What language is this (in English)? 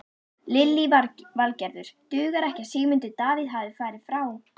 Icelandic